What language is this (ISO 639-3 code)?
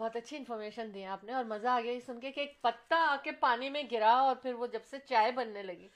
urd